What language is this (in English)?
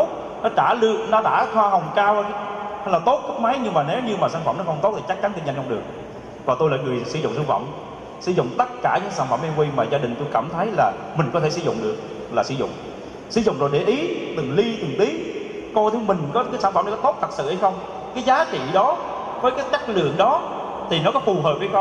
Vietnamese